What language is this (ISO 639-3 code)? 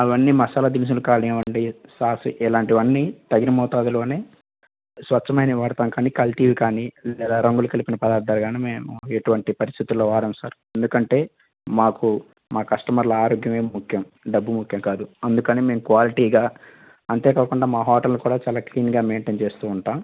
tel